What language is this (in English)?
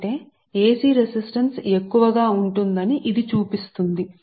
Telugu